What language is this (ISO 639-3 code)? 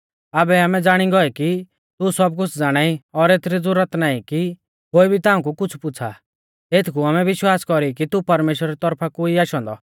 bfz